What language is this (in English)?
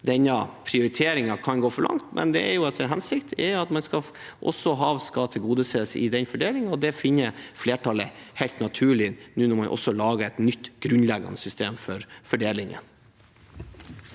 Norwegian